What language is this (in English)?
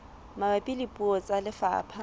Southern Sotho